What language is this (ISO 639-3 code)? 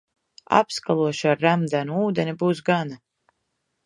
lav